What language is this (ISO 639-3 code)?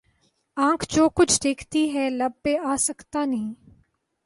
urd